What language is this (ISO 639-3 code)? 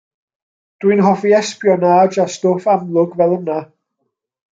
cym